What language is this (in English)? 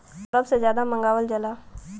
Bhojpuri